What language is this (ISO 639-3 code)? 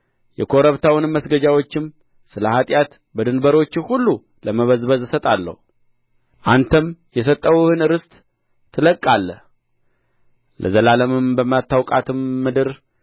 amh